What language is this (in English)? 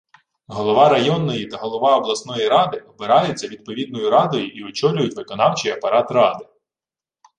Ukrainian